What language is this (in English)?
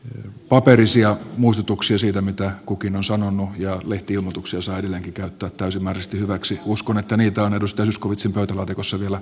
Finnish